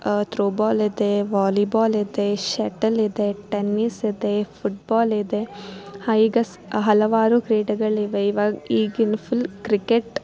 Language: Kannada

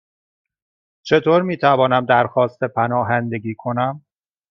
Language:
Persian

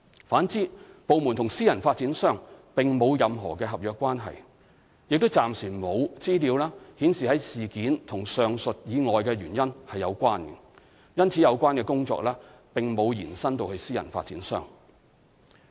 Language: Cantonese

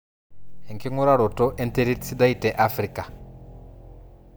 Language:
Masai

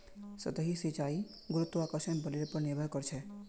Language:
Magahi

